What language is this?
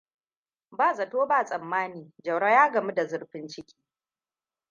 Hausa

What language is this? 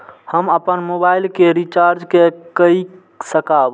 Maithili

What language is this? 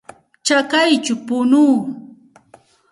Santa Ana de Tusi Pasco Quechua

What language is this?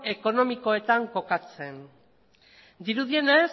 Basque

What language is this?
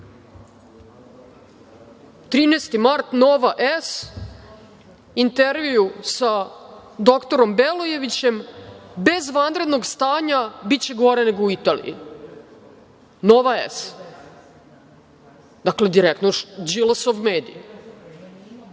Serbian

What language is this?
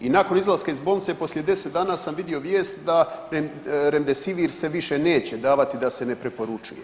Croatian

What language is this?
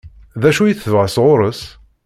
Kabyle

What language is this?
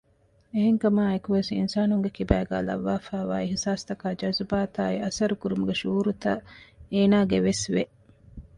Divehi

